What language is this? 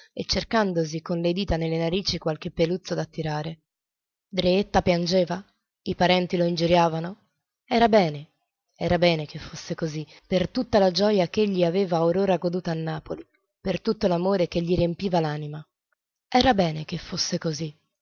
Italian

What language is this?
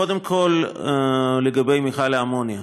Hebrew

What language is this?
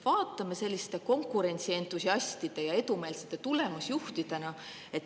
Estonian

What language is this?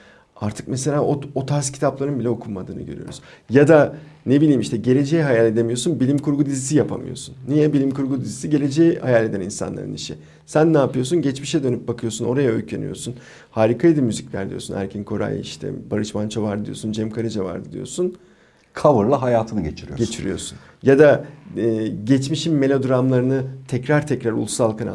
Turkish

